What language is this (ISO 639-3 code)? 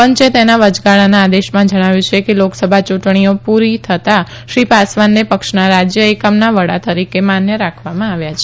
guj